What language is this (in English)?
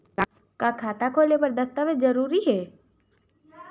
Chhattisgarhi